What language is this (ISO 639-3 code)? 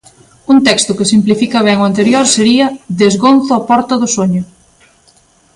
glg